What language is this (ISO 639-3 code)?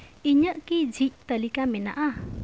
sat